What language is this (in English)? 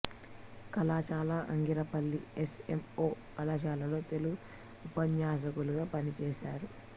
Telugu